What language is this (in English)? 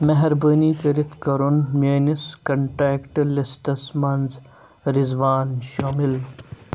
Kashmiri